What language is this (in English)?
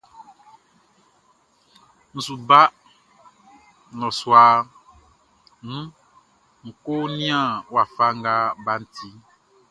Baoulé